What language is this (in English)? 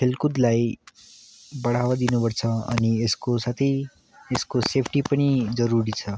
Nepali